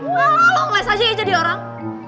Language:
Indonesian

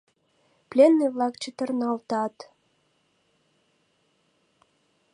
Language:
Mari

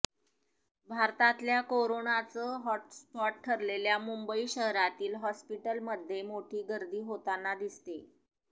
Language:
Marathi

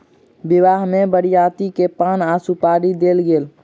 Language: Maithili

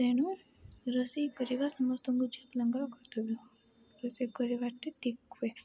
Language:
Odia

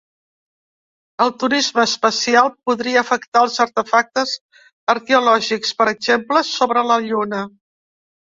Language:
Catalan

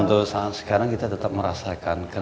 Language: Indonesian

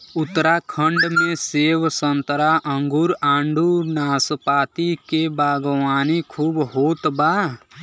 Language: Bhojpuri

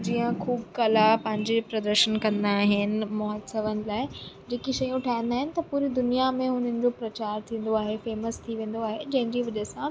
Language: Sindhi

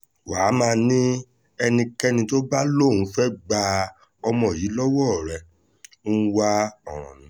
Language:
Yoruba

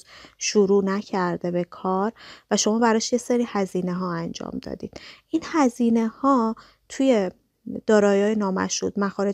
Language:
Persian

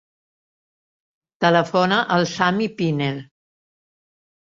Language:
Catalan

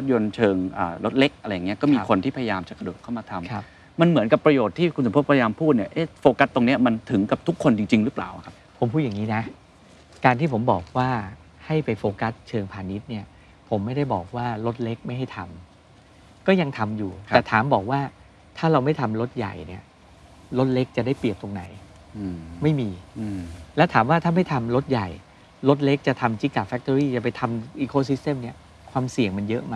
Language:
Thai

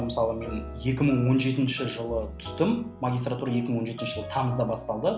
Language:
Kazakh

